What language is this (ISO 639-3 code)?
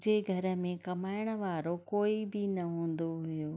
snd